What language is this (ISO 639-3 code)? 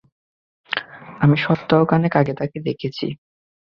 ben